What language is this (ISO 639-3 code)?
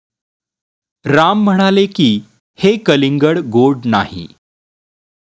mar